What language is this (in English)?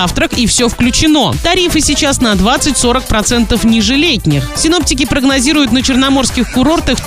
Russian